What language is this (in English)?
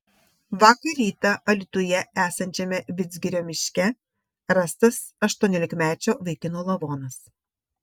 Lithuanian